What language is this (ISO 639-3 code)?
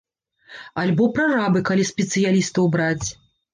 bel